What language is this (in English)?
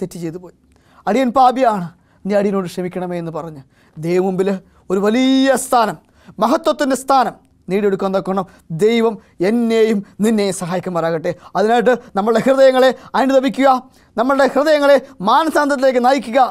Turkish